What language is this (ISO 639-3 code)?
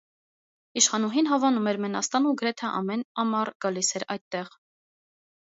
hye